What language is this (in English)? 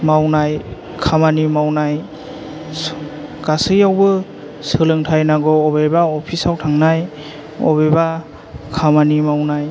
Bodo